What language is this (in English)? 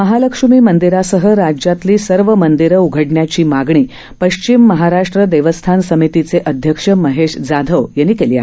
Marathi